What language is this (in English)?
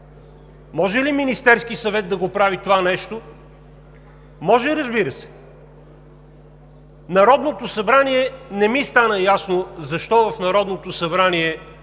Bulgarian